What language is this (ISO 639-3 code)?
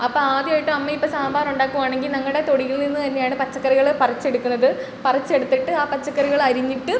mal